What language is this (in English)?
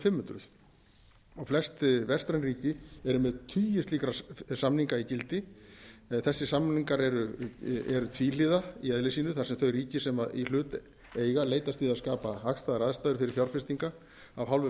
Icelandic